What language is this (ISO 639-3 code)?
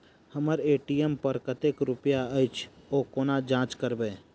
mai